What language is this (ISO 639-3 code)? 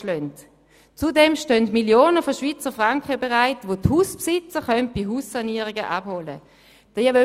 gsw